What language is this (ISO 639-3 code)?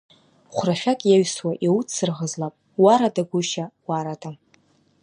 abk